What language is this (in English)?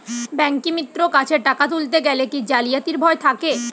Bangla